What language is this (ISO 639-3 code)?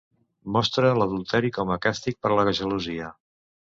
cat